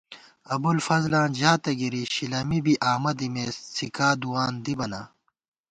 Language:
Gawar-Bati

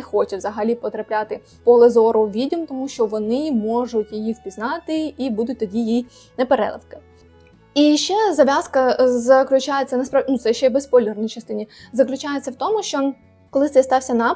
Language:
Ukrainian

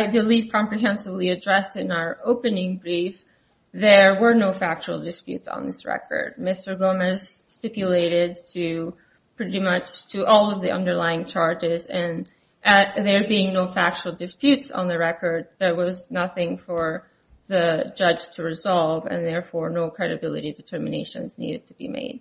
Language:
English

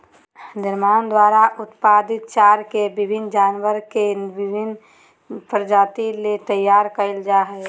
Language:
Magahi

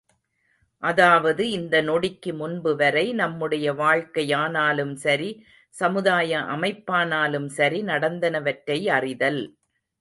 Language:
Tamil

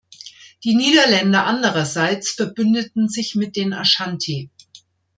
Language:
German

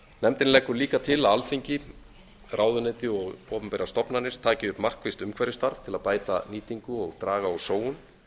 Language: Icelandic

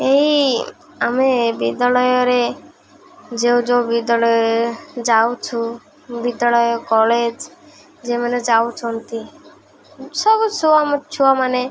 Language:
Odia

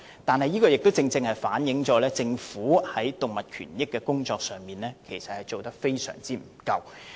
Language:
Cantonese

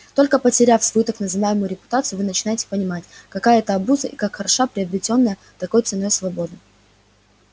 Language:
Russian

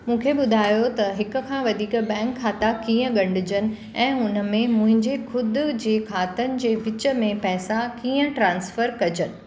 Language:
Sindhi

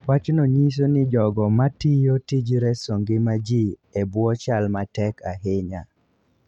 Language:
Luo (Kenya and Tanzania)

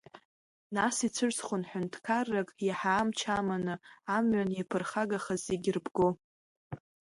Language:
Abkhazian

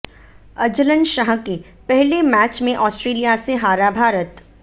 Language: Hindi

